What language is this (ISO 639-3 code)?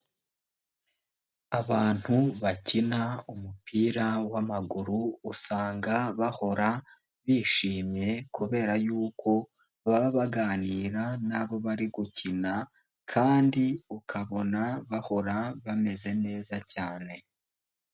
kin